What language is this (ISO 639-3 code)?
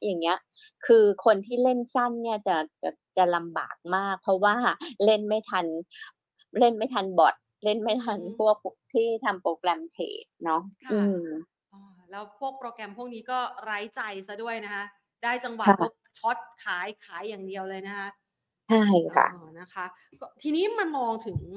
tha